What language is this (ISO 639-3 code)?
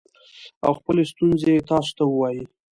pus